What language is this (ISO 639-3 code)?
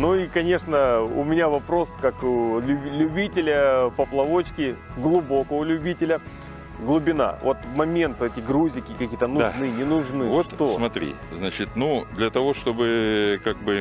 rus